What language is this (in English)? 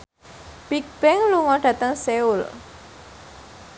Javanese